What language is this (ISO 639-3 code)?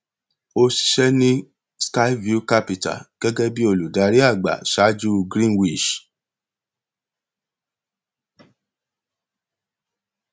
yor